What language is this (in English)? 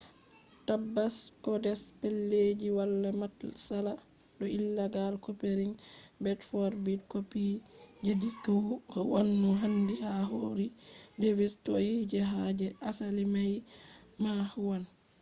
Fula